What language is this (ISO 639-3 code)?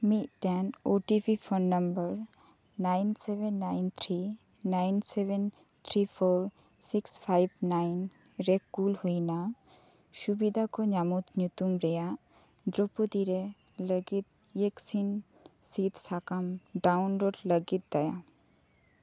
sat